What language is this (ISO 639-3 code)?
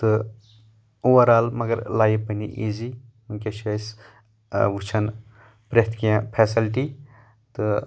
kas